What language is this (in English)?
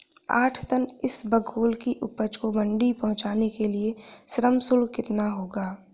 Hindi